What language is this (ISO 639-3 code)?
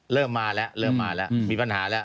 tha